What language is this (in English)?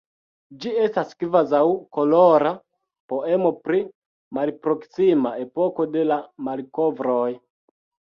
Esperanto